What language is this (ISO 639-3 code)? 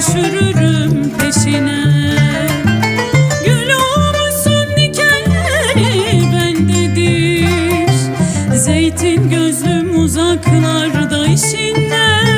tur